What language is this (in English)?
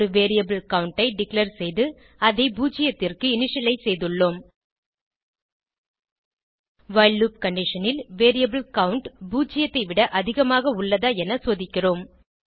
Tamil